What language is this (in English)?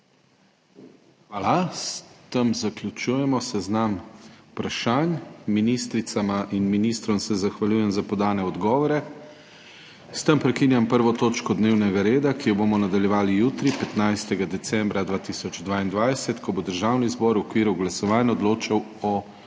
Slovenian